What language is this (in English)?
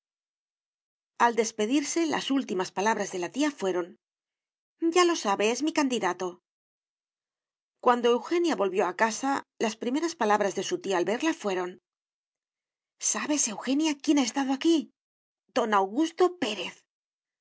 Spanish